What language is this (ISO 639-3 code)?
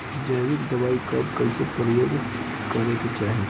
bho